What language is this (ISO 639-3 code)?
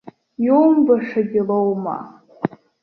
abk